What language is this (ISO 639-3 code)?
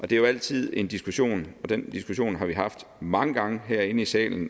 dan